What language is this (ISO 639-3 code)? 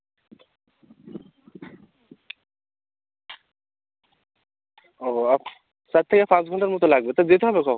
ben